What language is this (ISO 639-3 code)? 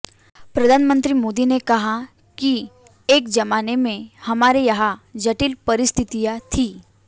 hin